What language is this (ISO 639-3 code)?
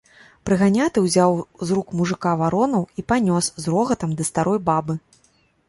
bel